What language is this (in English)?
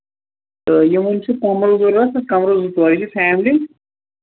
Kashmiri